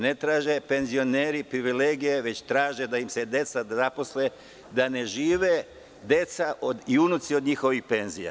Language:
Serbian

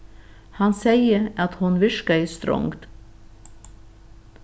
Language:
Faroese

